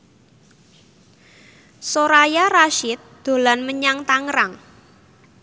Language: Javanese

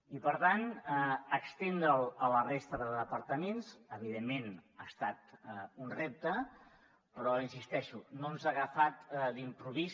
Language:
Catalan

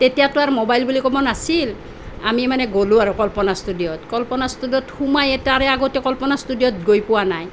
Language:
Assamese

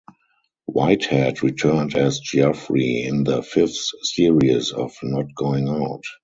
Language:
English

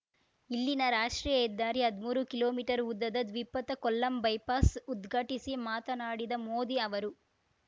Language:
Kannada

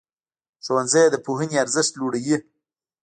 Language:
Pashto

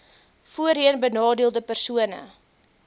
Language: Afrikaans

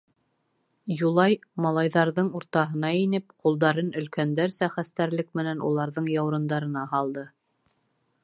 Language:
Bashkir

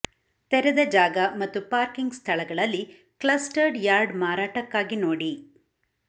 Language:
Kannada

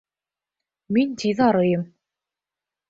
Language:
Bashkir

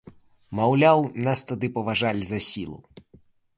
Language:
Belarusian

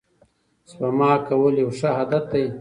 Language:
Pashto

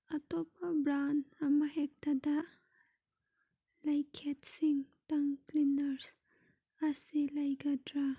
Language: Manipuri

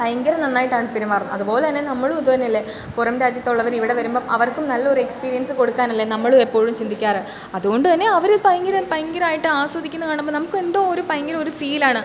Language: Malayalam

